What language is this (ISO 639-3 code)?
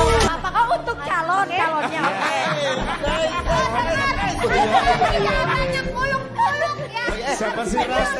ind